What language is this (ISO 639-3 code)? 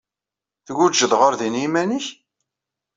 kab